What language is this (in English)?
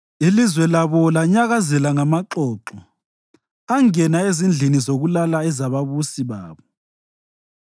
North Ndebele